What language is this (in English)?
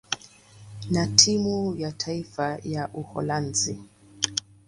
Swahili